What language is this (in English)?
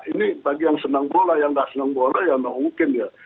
Indonesian